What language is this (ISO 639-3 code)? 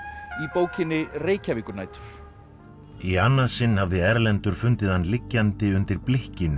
isl